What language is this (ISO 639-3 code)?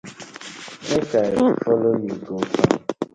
pcm